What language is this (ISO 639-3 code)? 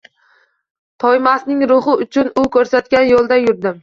uzb